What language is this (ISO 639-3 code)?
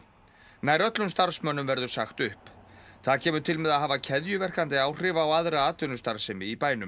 isl